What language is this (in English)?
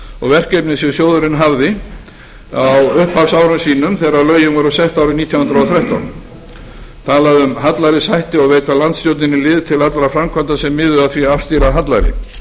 Icelandic